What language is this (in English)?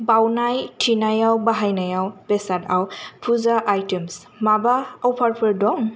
Bodo